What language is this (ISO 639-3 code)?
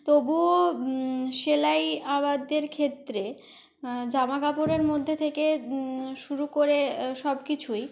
ben